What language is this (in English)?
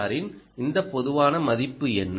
Tamil